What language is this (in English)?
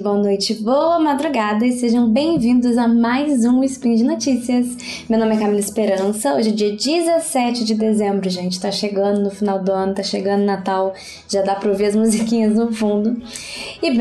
Portuguese